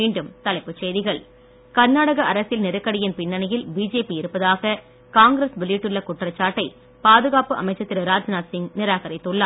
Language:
Tamil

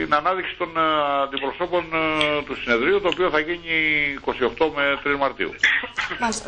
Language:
Greek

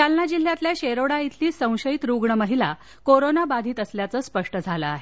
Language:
Marathi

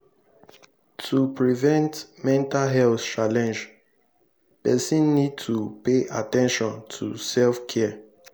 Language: Nigerian Pidgin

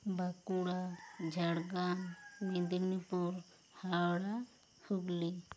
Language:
Santali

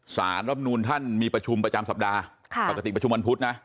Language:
Thai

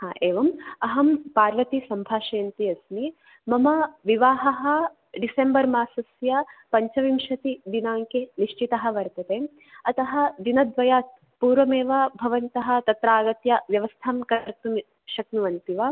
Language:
Sanskrit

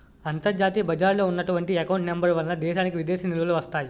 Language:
Telugu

